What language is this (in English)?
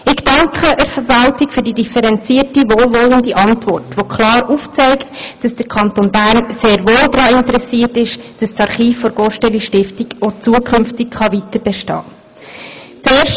Swiss German